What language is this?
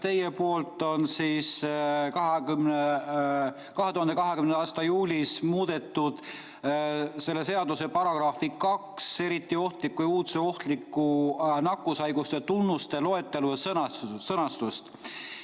Estonian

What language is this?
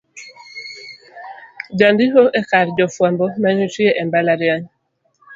Luo (Kenya and Tanzania)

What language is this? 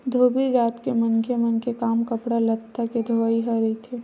Chhattisgarhi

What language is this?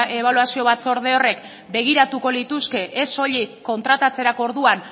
Basque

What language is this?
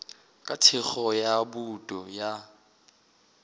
Northern Sotho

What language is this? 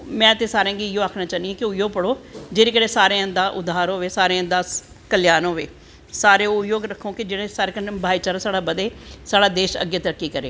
Dogri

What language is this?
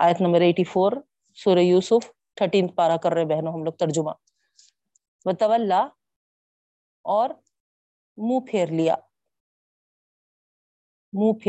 Urdu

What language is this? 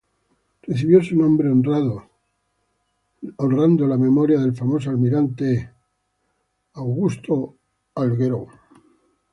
Spanish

